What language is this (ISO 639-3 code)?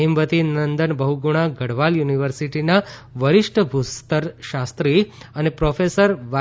guj